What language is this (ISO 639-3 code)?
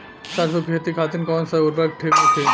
bho